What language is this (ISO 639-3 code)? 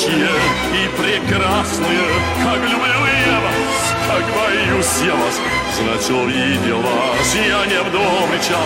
ell